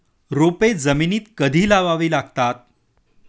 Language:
Marathi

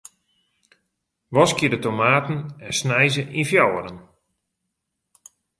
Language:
Western Frisian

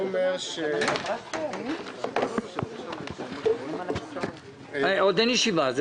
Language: Hebrew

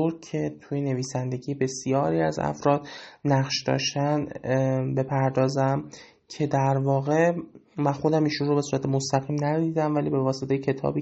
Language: Persian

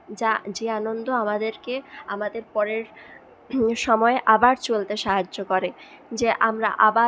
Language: Bangla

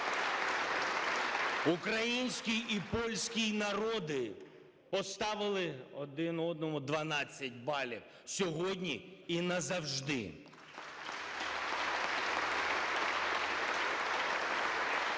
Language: Ukrainian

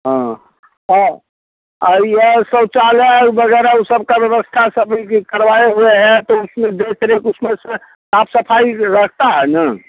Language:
Hindi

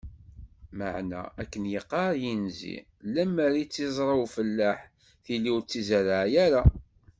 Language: Kabyle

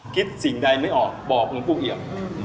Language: Thai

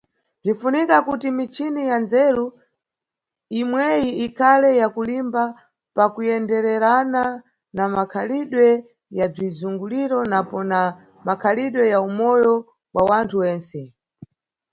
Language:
Nyungwe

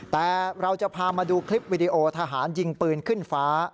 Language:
Thai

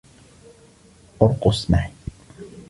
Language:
Arabic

